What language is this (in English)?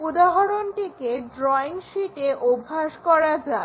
Bangla